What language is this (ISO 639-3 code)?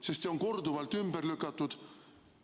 est